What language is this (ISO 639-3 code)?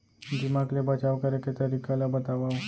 hne